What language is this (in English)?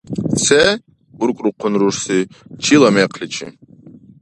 Dargwa